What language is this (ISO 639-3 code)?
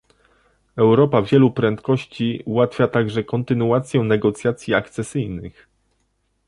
pol